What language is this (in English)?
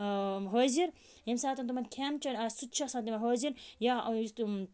Kashmiri